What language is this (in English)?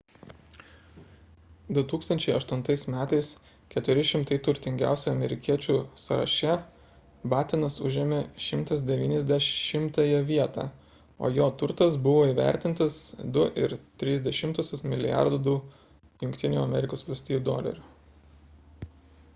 Lithuanian